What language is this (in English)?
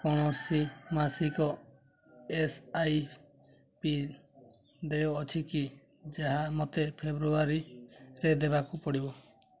Odia